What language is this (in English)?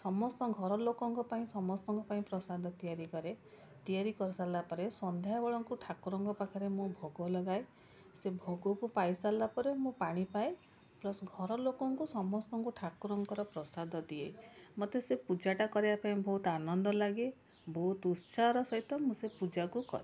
Odia